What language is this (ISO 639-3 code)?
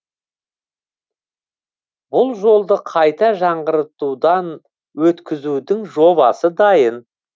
kaz